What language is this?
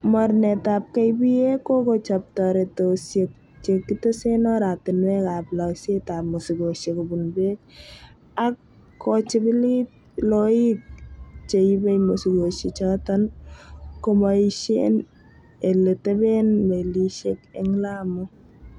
Kalenjin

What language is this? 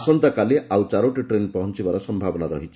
Odia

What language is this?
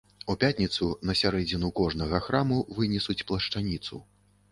Belarusian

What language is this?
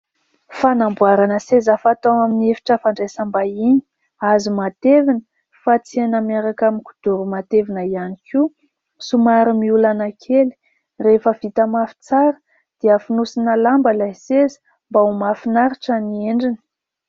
Malagasy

